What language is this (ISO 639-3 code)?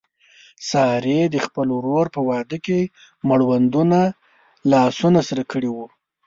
pus